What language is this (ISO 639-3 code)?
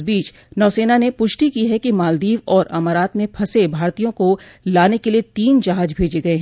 hin